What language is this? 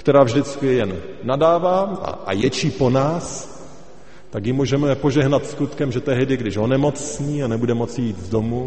Czech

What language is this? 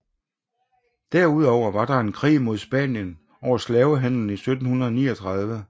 Danish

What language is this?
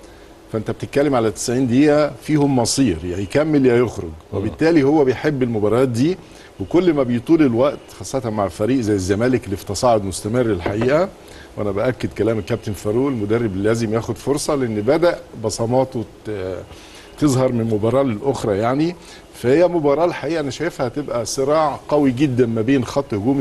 Arabic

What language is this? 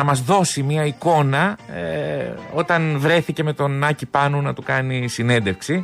Greek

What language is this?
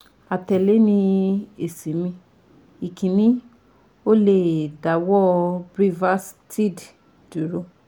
Yoruba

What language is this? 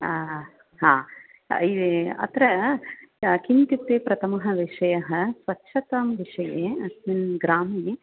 Sanskrit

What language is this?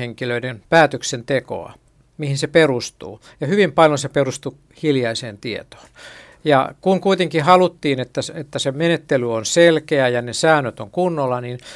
Finnish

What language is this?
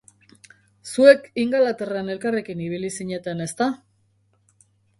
Basque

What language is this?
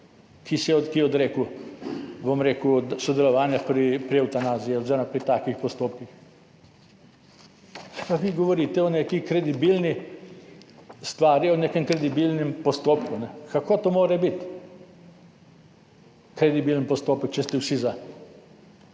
Slovenian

